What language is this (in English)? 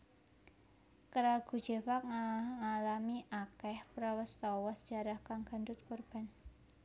Javanese